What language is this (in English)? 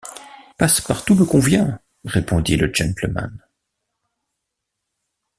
French